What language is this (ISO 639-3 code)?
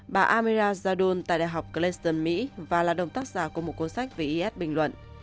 vie